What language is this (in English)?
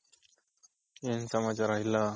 Kannada